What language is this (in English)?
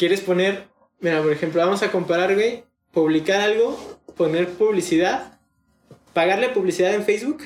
Spanish